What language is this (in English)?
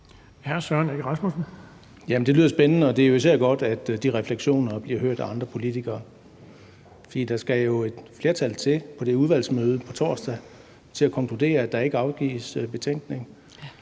Danish